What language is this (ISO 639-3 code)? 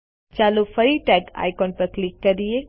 guj